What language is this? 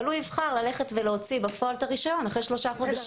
Hebrew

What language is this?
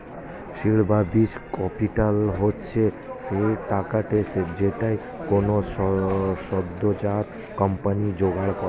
Bangla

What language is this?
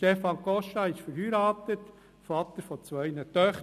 Swiss German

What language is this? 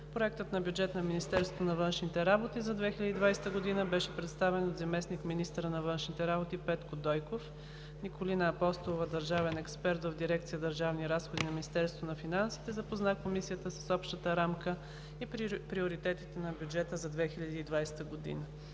Bulgarian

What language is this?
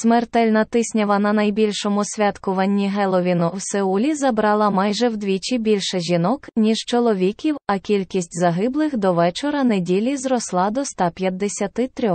Ukrainian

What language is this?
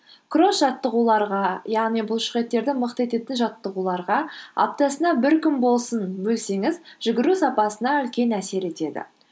Kazakh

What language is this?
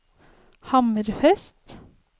Norwegian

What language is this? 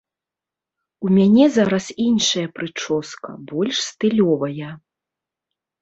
Belarusian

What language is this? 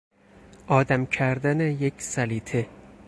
Persian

